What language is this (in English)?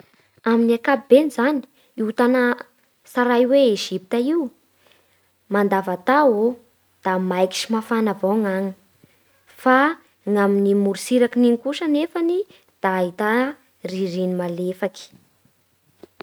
Bara Malagasy